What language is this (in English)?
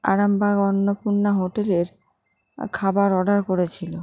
Bangla